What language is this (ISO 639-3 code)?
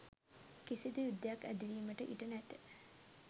sin